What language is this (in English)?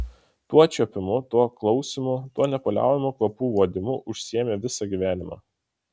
Lithuanian